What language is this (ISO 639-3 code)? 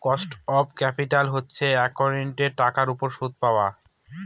ben